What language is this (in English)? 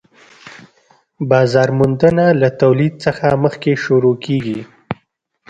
Pashto